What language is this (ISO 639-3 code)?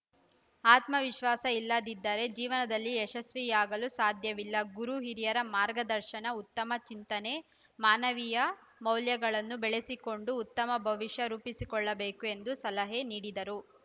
kan